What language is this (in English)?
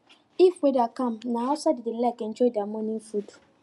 Nigerian Pidgin